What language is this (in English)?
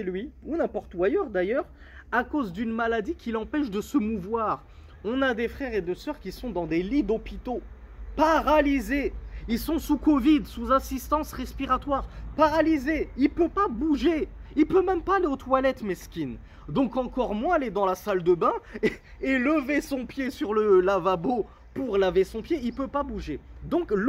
French